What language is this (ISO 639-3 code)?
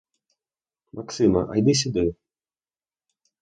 ukr